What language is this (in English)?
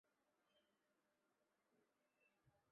Chinese